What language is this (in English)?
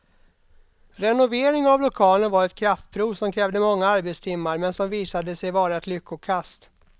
Swedish